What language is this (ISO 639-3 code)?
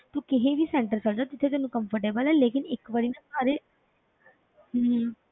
pan